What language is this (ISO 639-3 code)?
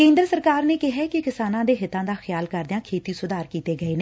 pan